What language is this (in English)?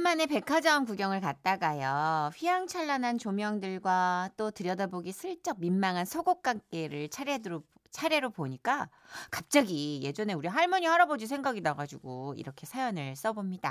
Korean